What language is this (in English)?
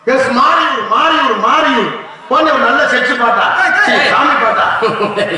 Arabic